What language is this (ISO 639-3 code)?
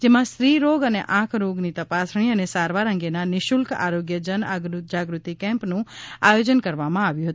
guj